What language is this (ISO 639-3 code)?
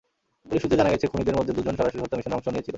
ben